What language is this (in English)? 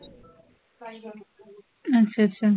Punjabi